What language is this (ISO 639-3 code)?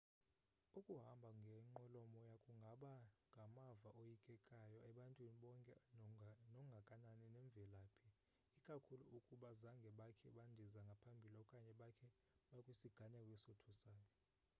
xho